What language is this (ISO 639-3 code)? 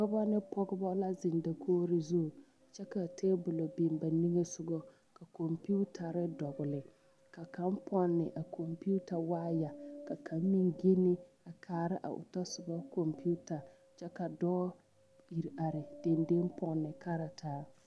dga